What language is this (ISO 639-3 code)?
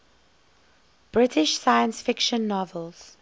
eng